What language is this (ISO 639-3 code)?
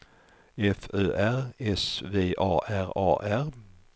swe